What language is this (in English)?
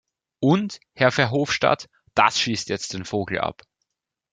German